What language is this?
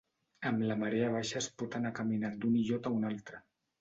Catalan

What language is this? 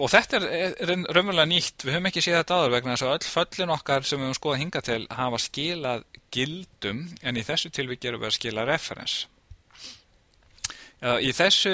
Norwegian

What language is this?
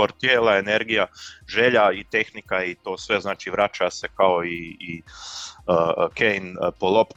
Croatian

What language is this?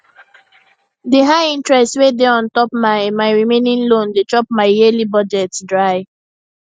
Nigerian Pidgin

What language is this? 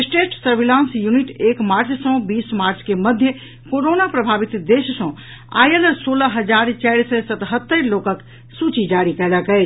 Maithili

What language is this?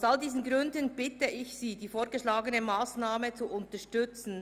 Swiss German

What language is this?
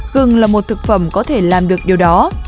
Vietnamese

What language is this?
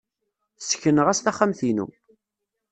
Kabyle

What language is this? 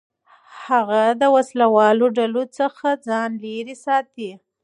Pashto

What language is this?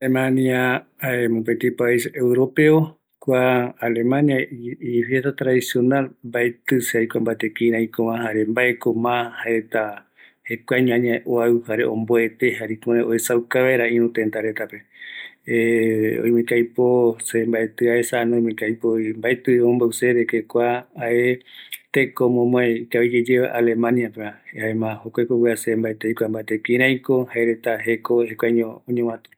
Eastern Bolivian Guaraní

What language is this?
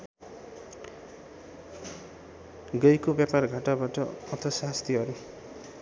Nepali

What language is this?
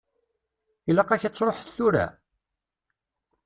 Kabyle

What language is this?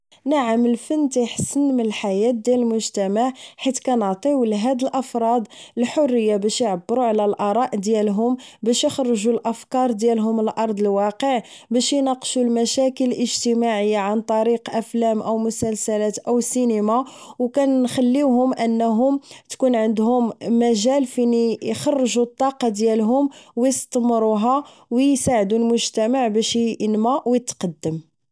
Moroccan Arabic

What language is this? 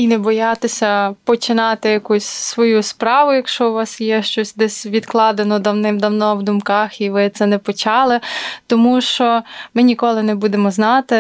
Ukrainian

